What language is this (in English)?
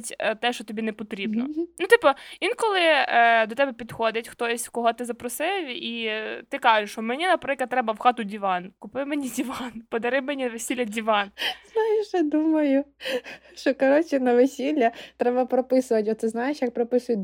Ukrainian